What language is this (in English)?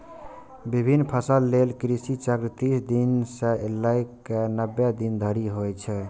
Maithili